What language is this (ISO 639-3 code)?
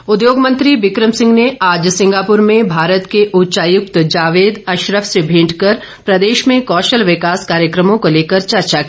hin